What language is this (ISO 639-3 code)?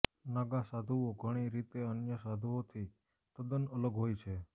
guj